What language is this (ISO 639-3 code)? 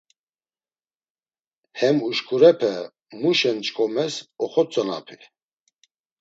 lzz